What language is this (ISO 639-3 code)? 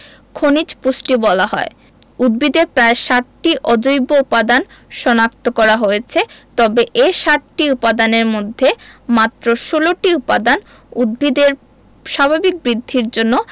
ben